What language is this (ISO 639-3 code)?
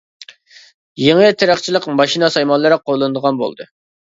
uig